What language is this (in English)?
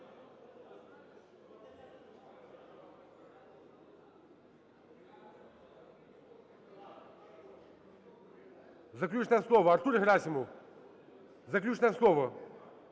Ukrainian